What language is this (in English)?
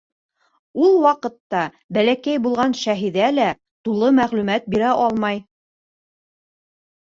Bashkir